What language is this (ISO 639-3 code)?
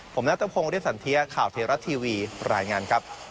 tha